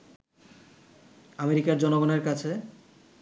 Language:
Bangla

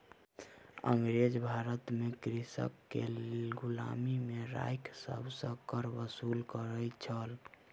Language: Maithili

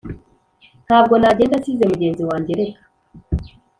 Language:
Kinyarwanda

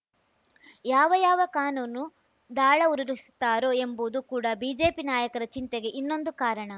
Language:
Kannada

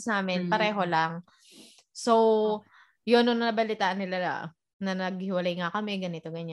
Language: Filipino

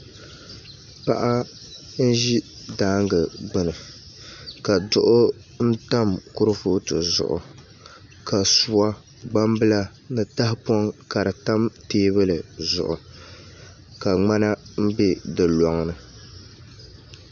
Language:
Dagbani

